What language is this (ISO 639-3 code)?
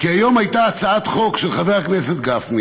heb